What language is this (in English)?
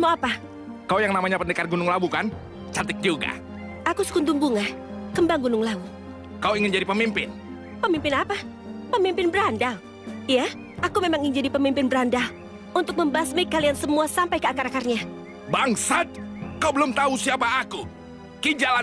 Indonesian